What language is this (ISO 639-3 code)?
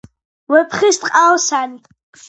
kat